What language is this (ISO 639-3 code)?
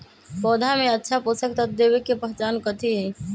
mag